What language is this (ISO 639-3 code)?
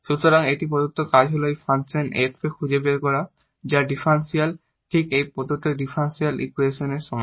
ben